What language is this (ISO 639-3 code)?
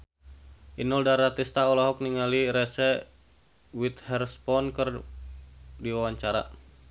sun